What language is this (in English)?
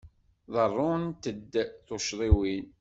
Kabyle